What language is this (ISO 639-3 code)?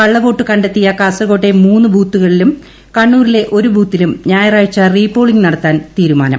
mal